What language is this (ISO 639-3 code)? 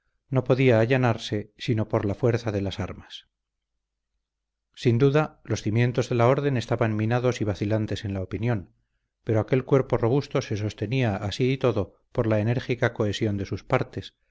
spa